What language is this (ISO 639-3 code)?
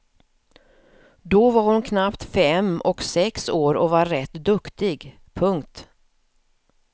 swe